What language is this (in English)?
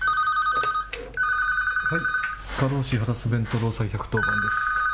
Japanese